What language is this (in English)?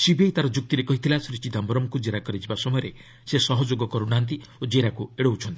Odia